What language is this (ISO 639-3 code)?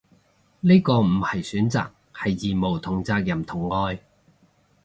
yue